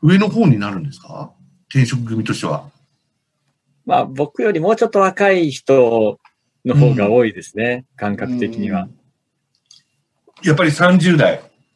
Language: Japanese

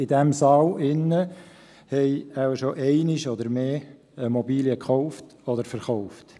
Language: Swiss German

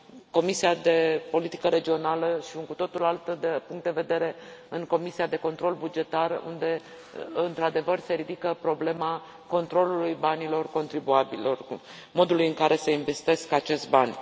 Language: Romanian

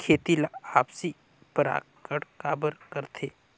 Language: Chhattisgarhi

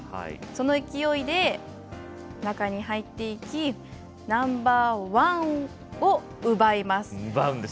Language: Japanese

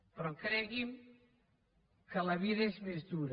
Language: Catalan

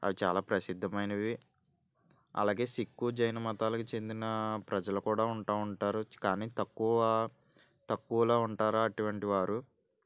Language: Telugu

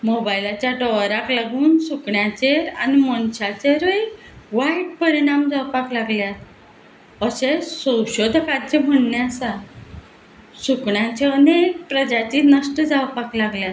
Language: Konkani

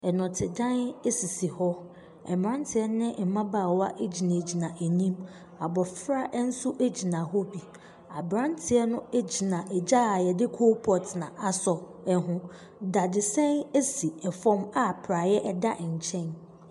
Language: Akan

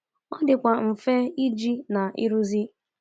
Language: Igbo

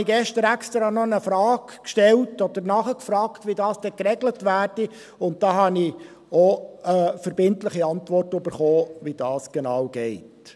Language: Swiss German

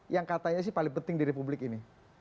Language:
Indonesian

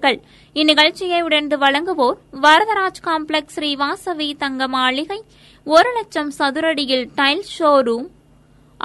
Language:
Tamil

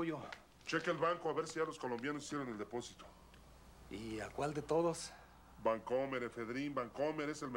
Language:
Spanish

